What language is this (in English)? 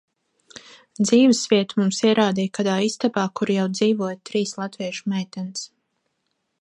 Latvian